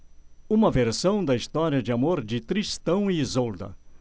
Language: Portuguese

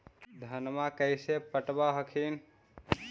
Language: Magahi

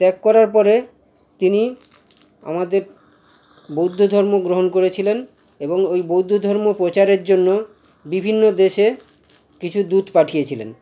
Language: Bangla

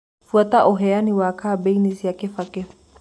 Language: Kikuyu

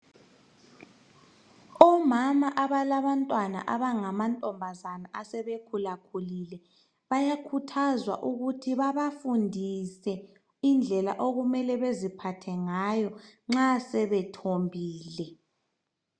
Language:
North Ndebele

